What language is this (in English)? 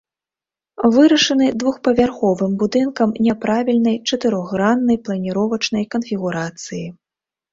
Belarusian